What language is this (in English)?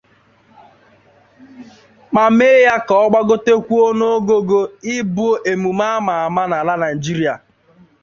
Igbo